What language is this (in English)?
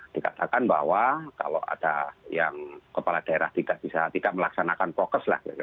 Indonesian